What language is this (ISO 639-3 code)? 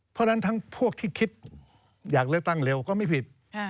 tha